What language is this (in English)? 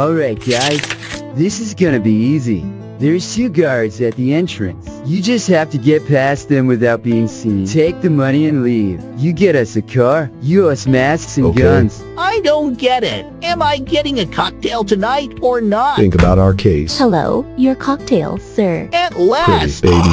English